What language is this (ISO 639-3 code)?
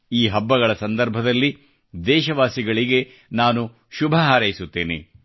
kan